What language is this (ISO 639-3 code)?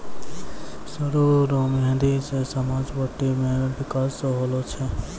mai